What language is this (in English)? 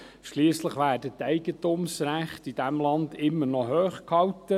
Swiss German